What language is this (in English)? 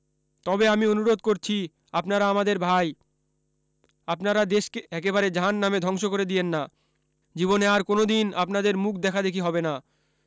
Bangla